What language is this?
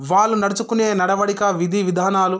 Telugu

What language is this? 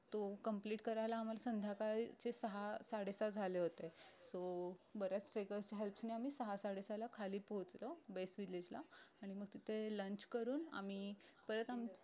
Marathi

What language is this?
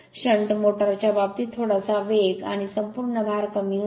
Marathi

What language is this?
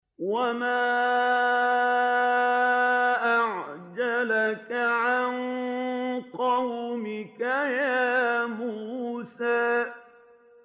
Arabic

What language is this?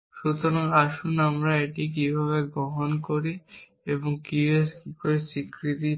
Bangla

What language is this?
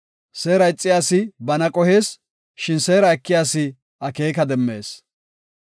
Gofa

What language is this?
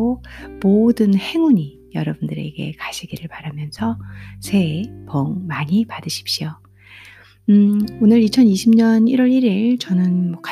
Korean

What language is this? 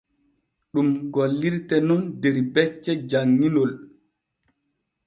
Borgu Fulfulde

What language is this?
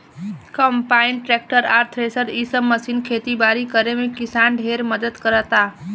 Bhojpuri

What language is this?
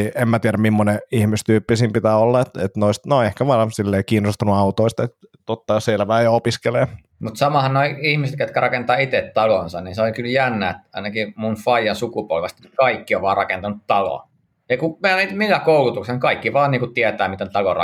Finnish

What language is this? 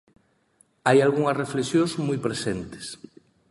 Galician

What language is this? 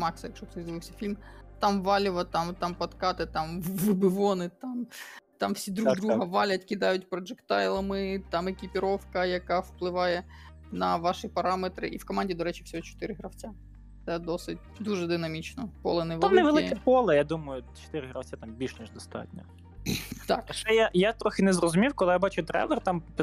Ukrainian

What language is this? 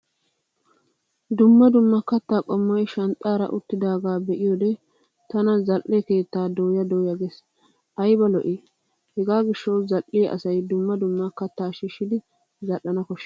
Wolaytta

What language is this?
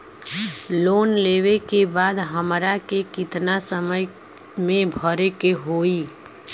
Bhojpuri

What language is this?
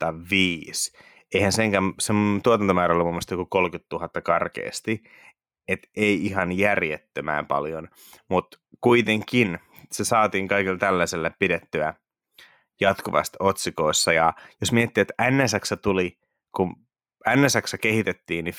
Finnish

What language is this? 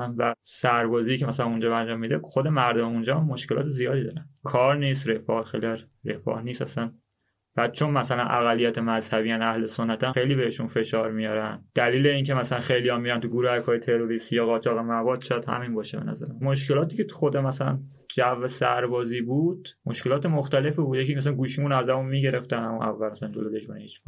Persian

